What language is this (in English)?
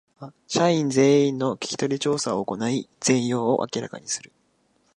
Japanese